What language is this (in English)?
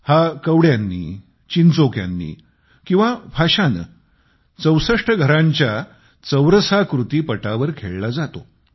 Marathi